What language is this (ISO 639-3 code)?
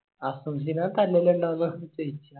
mal